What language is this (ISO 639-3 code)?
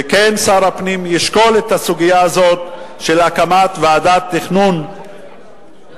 heb